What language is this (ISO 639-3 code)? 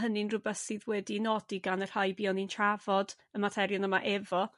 cym